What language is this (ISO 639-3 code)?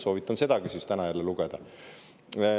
est